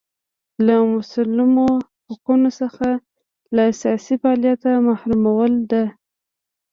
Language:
Pashto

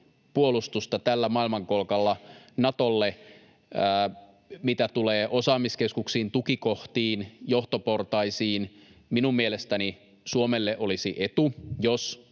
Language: Finnish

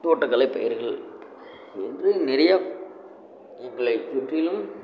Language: Tamil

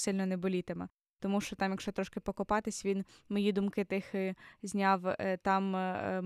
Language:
Ukrainian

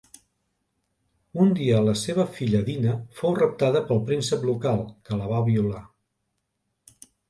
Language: Catalan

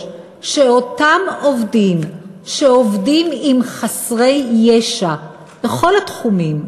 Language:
Hebrew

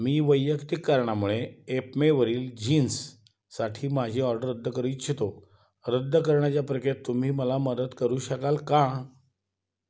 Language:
Marathi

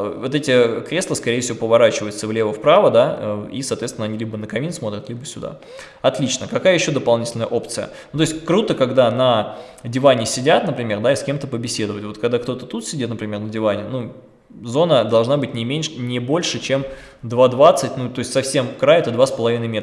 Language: Russian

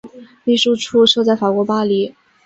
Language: Chinese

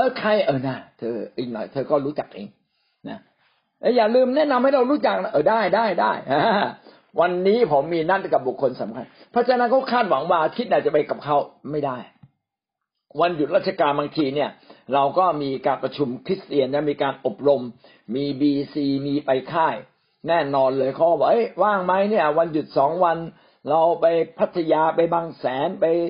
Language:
Thai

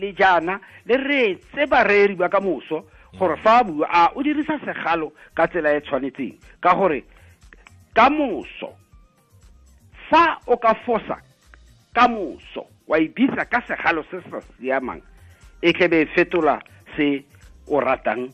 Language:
Swahili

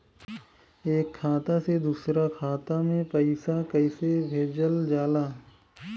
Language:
Bhojpuri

